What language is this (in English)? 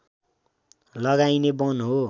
Nepali